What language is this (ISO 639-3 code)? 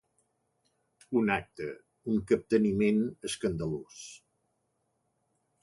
cat